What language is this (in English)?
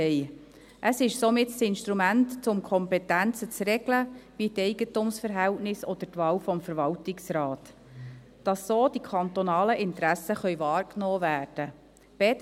Swiss German